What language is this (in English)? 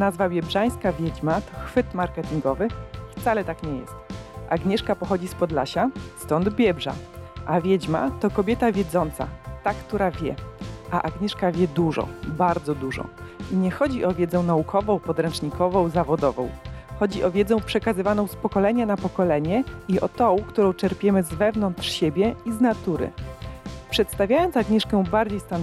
Polish